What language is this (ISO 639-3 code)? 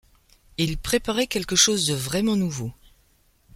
fra